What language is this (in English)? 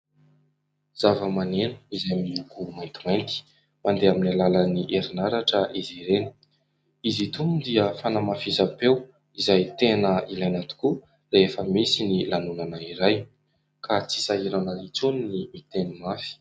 Malagasy